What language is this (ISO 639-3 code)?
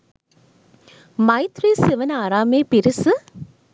sin